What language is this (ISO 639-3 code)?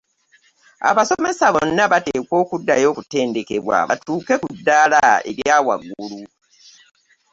lug